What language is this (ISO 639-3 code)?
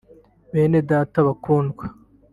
kin